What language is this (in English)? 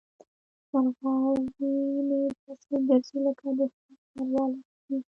Pashto